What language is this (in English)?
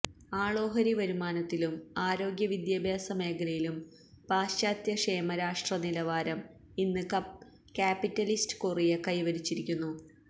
Malayalam